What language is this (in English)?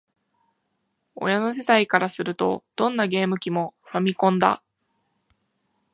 Japanese